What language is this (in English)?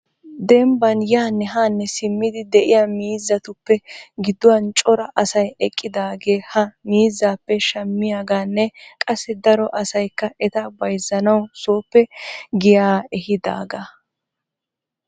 Wolaytta